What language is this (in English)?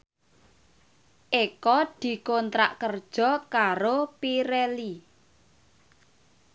Javanese